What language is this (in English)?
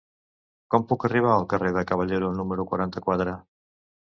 Catalan